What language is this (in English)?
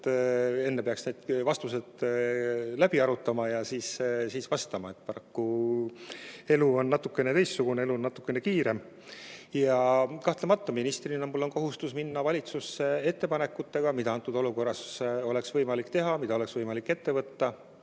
Estonian